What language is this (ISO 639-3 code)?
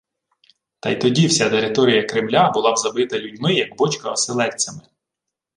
ukr